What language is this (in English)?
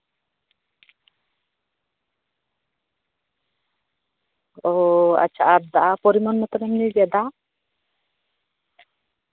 Santali